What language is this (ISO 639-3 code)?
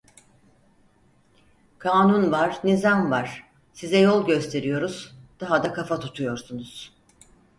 tur